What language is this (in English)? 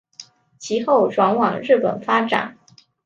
Chinese